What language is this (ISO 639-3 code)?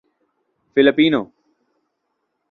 urd